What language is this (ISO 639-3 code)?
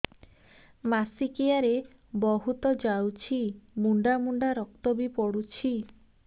ori